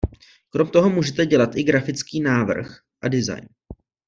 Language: Czech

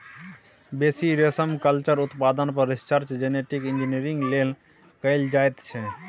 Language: Maithili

